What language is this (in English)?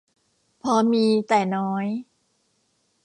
Thai